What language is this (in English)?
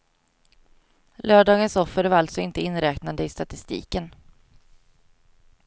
Swedish